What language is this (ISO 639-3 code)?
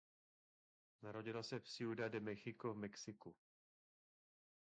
ces